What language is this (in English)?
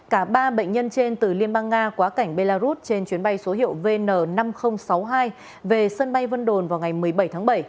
Vietnamese